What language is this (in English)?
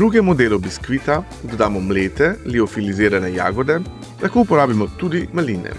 Slovenian